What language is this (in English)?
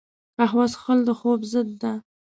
Pashto